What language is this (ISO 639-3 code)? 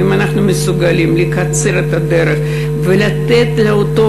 heb